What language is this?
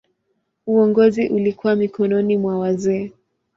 Swahili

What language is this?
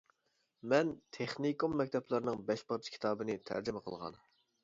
Uyghur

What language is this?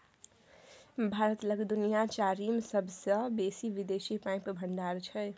Maithili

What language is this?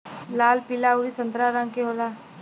Bhojpuri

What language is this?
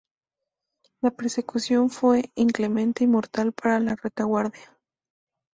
Spanish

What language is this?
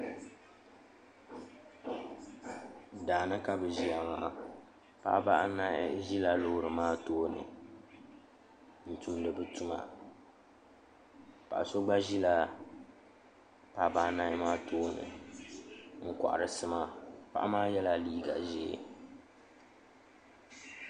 Dagbani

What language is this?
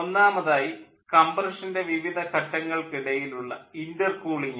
Malayalam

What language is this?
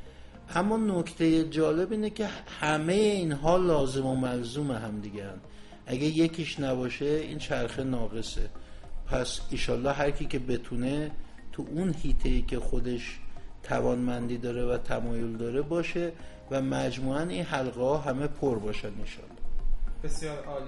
Persian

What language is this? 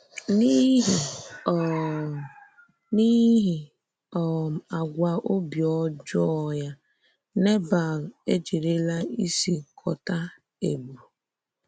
Igbo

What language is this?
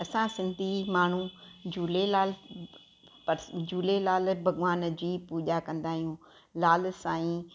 Sindhi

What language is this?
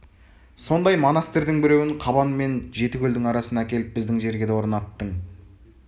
Kazakh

